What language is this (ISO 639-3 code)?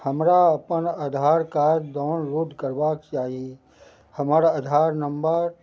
mai